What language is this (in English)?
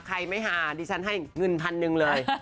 Thai